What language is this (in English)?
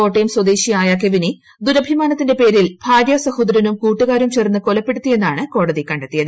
Malayalam